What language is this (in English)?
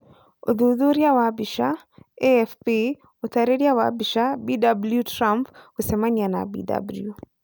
Kikuyu